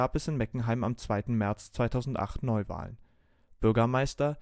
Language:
German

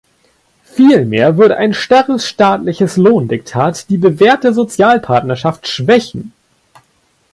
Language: German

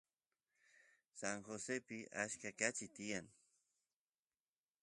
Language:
Santiago del Estero Quichua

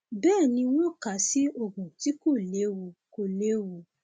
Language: Yoruba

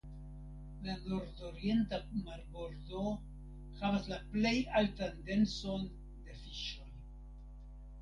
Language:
Esperanto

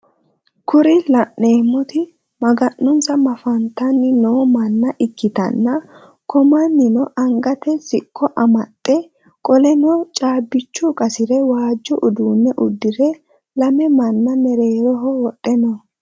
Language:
Sidamo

